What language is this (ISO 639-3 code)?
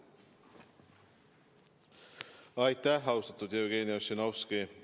est